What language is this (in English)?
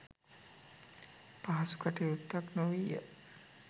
Sinhala